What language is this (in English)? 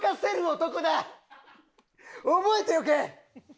Japanese